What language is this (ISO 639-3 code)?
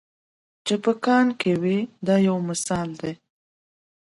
pus